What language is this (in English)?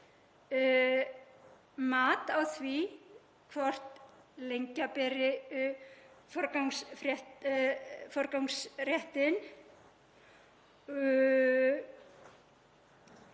Icelandic